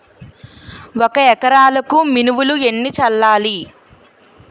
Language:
Telugu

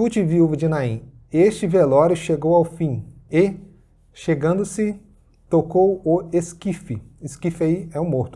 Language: Portuguese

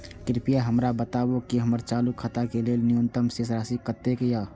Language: Maithili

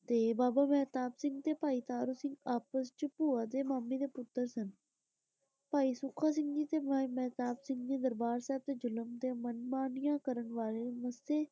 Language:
Punjabi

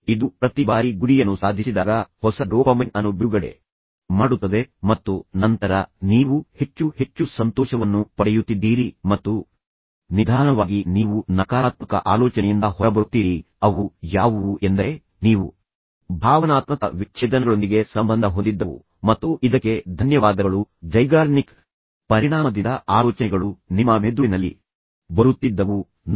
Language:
Kannada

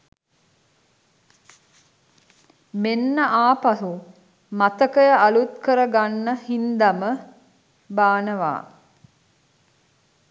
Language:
Sinhala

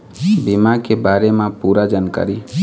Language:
Chhattisgarhi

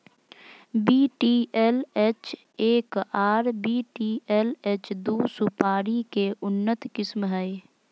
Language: Magahi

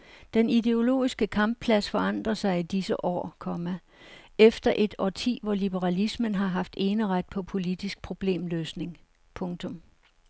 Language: Danish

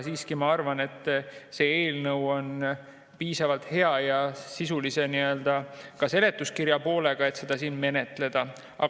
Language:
Estonian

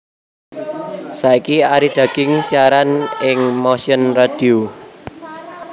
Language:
Javanese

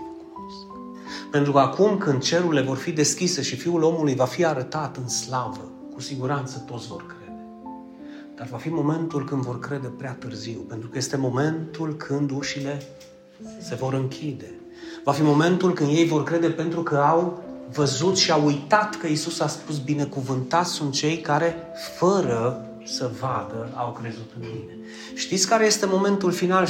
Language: Romanian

